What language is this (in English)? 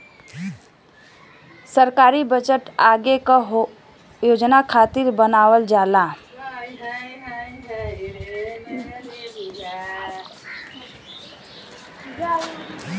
Bhojpuri